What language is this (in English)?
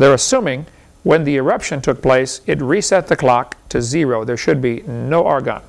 English